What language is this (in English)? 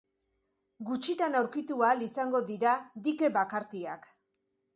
Basque